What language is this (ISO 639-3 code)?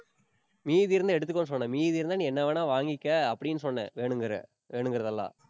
tam